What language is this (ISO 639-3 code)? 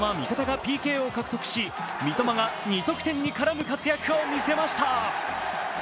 jpn